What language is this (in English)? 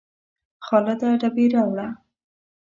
Pashto